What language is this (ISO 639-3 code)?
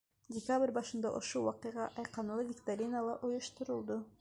bak